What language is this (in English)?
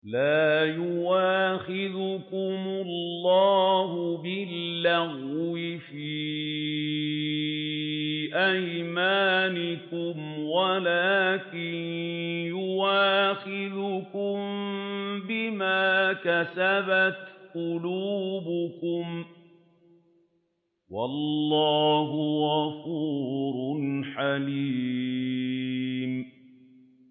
Arabic